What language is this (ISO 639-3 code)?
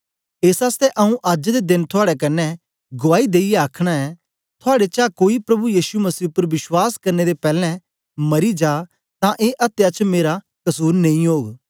doi